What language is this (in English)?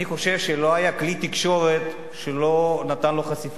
Hebrew